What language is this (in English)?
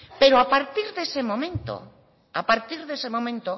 Spanish